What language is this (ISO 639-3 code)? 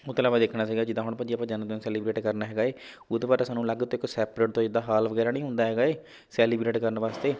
pan